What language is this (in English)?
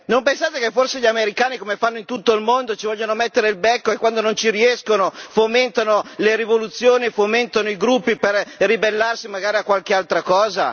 Italian